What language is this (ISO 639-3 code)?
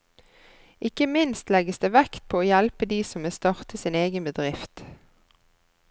nor